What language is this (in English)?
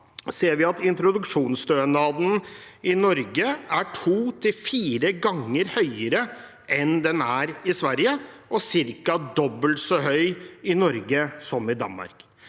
Norwegian